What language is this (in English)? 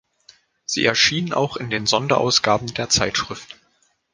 German